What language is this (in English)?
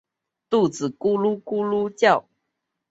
Chinese